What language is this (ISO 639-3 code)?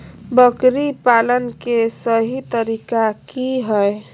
mag